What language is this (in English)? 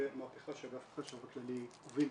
Hebrew